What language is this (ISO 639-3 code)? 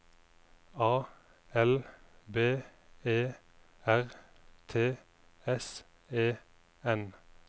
nor